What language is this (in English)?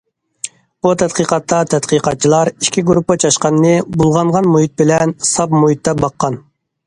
Uyghur